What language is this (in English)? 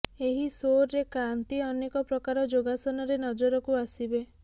Odia